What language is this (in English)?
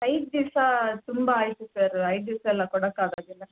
Kannada